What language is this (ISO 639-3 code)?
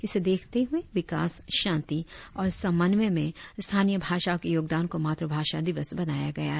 hin